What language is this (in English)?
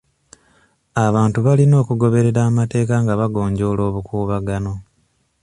Ganda